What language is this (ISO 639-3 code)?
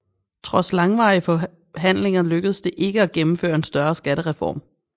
dan